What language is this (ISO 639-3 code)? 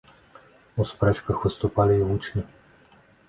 bel